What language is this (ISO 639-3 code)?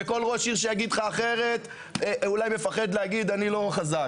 heb